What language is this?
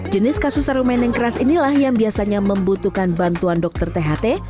Indonesian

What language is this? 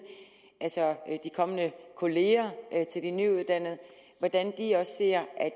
Danish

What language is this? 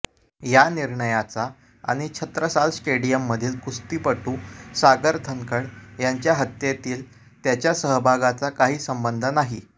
Marathi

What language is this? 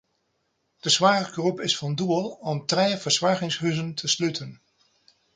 Western Frisian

